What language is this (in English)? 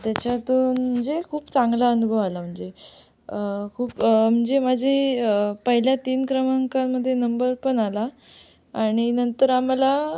Marathi